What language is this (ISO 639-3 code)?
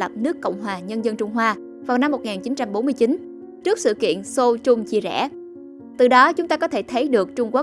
vie